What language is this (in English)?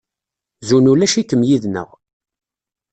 Kabyle